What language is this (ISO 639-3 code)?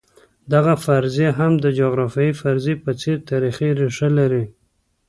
pus